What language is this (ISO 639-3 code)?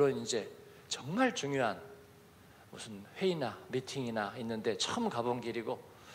kor